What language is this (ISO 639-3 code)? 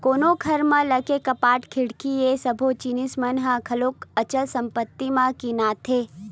hne